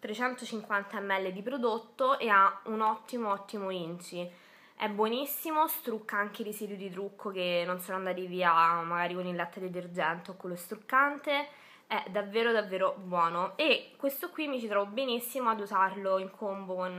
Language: Italian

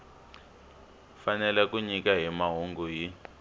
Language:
Tsonga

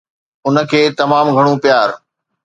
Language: Sindhi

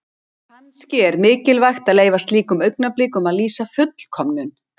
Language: Icelandic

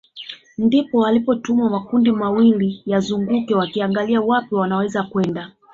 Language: Swahili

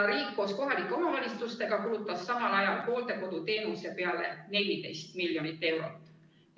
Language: Estonian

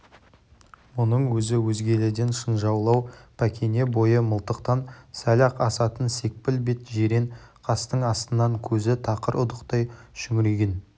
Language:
Kazakh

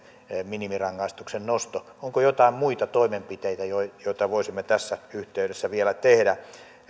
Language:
Finnish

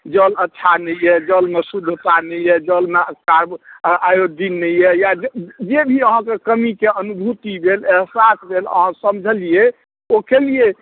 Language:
Maithili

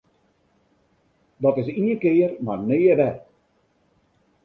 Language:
Western Frisian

